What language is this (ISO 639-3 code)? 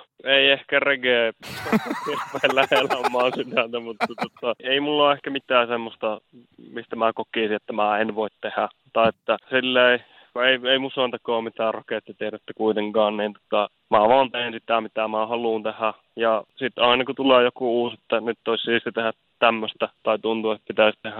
fin